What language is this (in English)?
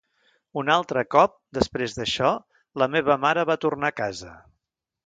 Catalan